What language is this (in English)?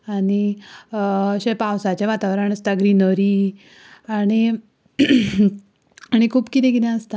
Konkani